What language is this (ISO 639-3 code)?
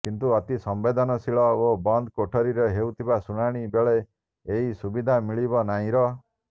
ori